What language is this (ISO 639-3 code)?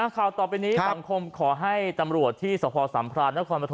tha